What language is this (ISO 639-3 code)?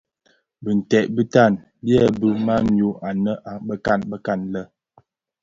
ksf